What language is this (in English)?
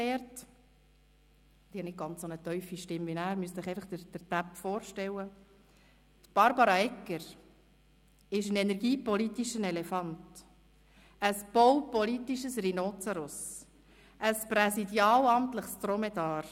Swiss German